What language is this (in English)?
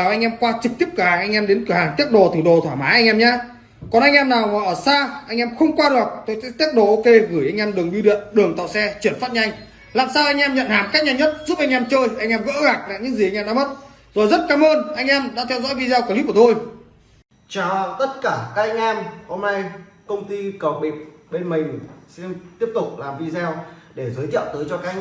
Vietnamese